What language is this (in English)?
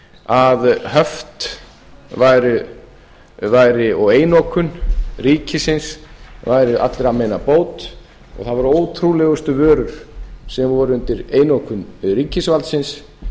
Icelandic